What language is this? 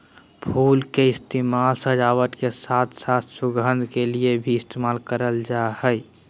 Magahi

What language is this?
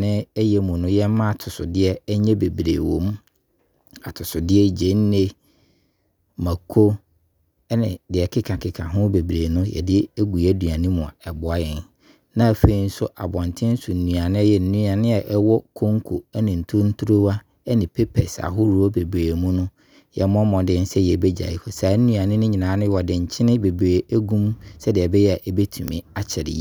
Abron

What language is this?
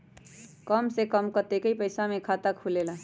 Magahi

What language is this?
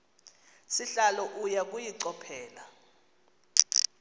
Xhosa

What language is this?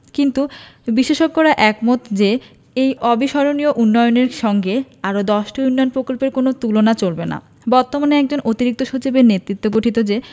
Bangla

